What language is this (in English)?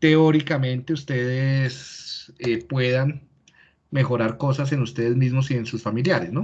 Spanish